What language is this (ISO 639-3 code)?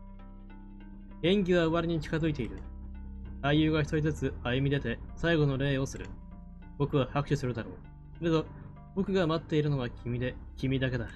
jpn